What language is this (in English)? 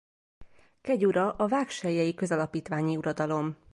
Hungarian